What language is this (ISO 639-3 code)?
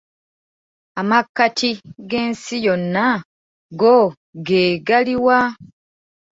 lug